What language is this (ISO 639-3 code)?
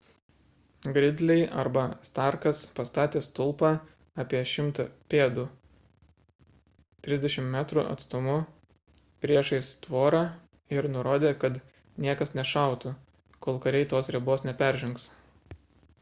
lit